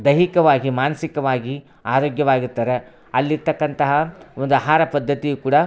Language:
Kannada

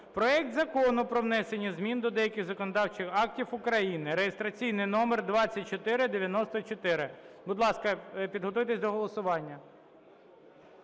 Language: Ukrainian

